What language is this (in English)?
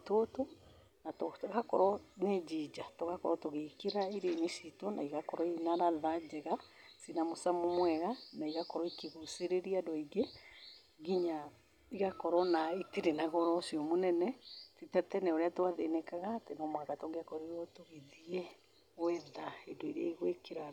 Kikuyu